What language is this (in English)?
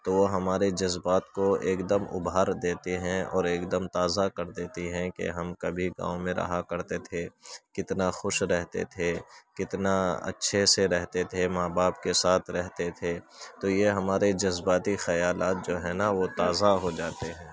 Urdu